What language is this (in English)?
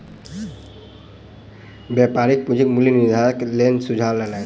Maithili